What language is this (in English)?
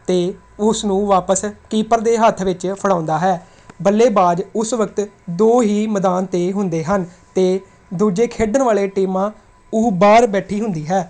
Punjabi